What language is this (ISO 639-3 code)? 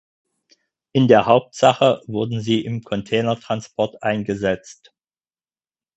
deu